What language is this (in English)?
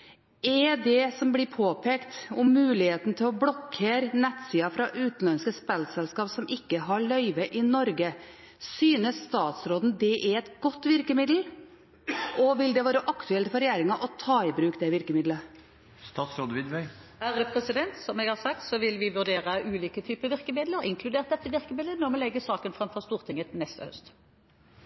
Norwegian Bokmål